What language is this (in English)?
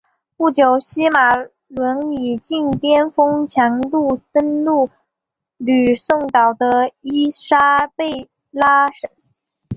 Chinese